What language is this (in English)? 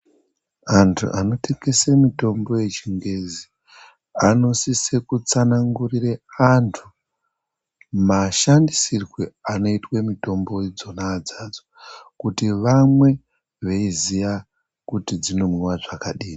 Ndau